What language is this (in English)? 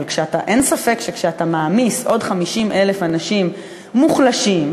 Hebrew